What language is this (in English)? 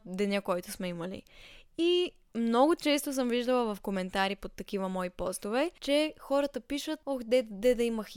Bulgarian